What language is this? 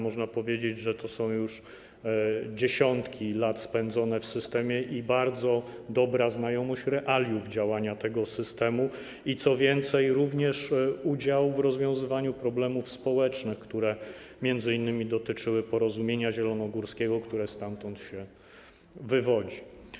Polish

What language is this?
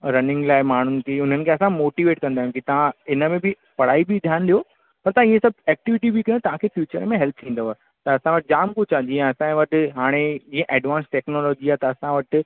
Sindhi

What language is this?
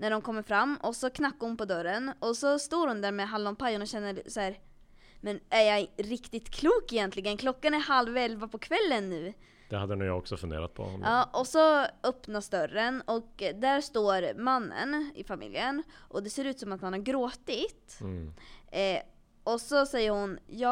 Swedish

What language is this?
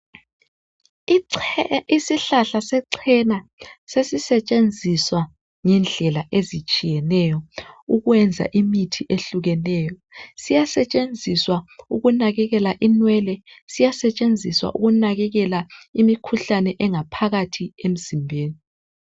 North Ndebele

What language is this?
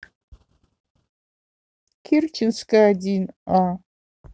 Russian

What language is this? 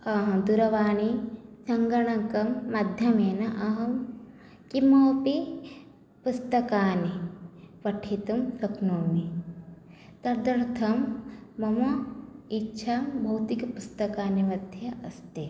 Sanskrit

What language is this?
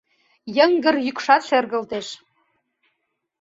Mari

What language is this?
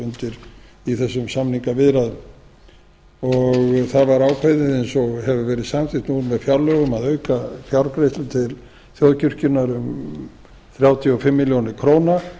Icelandic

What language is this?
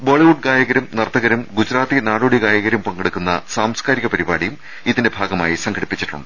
Malayalam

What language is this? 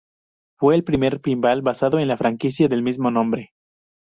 Spanish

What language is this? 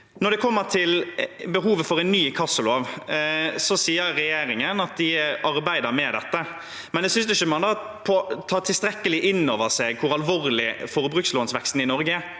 Norwegian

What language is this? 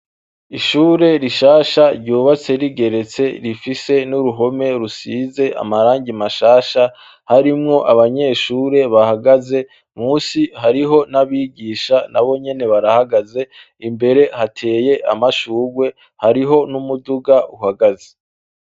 Rundi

